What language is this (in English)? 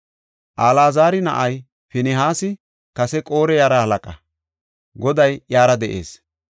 Gofa